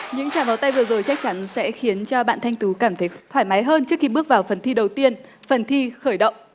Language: Vietnamese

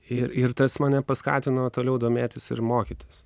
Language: Lithuanian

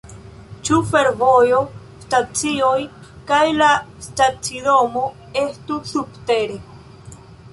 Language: Esperanto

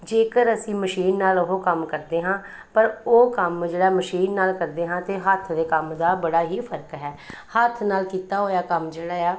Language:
Punjabi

